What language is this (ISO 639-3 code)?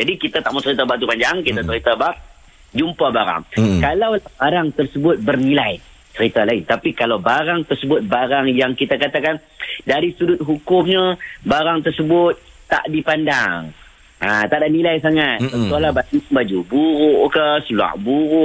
msa